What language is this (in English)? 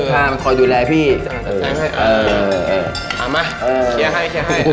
Thai